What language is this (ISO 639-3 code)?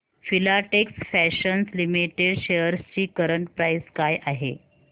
mar